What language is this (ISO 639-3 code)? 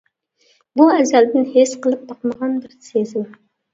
uig